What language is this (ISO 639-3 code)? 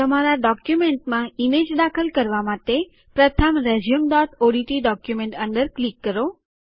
guj